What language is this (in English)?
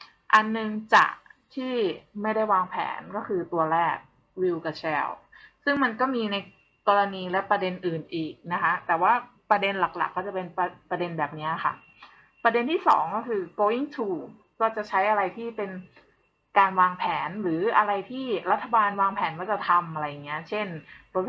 Thai